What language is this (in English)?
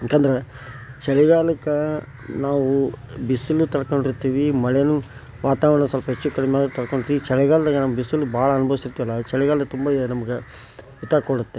Kannada